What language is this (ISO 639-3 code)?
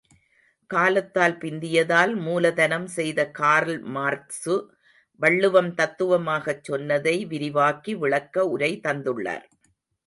tam